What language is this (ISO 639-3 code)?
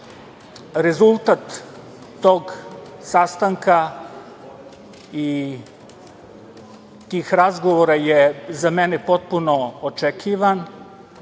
srp